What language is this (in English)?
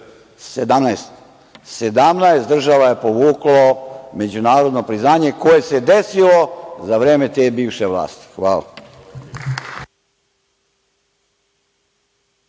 Serbian